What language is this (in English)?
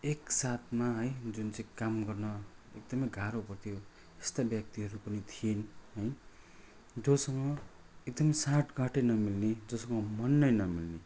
Nepali